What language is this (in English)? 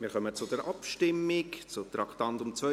Swiss German